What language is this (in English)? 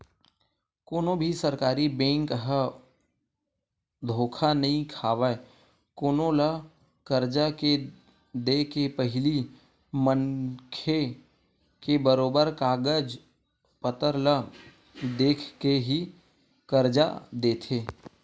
Chhattisgarhi